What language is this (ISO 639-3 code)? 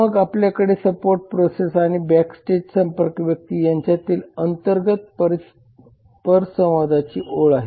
mar